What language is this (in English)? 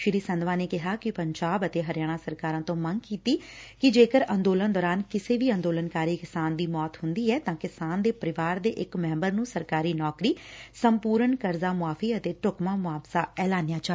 Punjabi